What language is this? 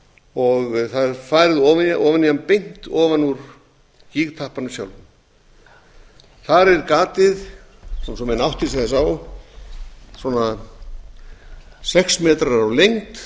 Icelandic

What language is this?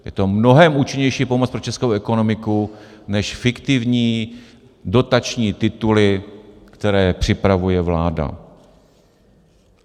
Czech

